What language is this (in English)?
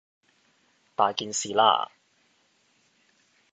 Cantonese